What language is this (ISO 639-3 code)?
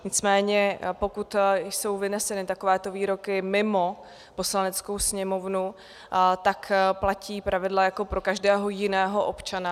ces